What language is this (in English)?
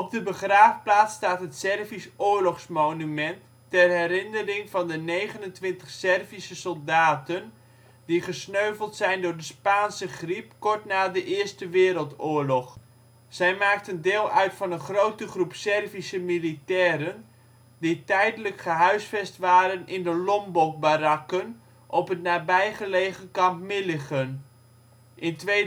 Dutch